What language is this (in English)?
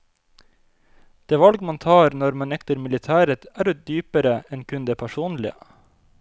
Norwegian